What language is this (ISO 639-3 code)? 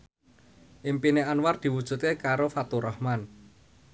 jav